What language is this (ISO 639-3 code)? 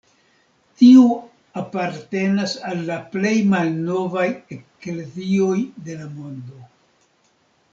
epo